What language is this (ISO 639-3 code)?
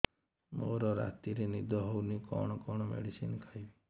ori